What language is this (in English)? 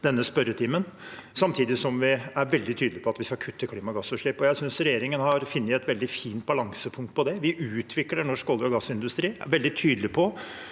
Norwegian